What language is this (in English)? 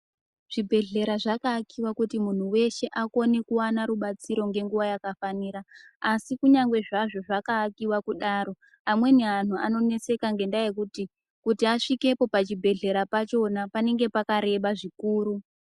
Ndau